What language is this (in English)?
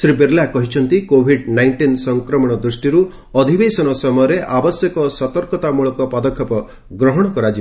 Odia